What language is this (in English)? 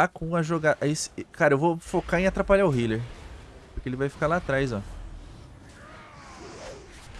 Portuguese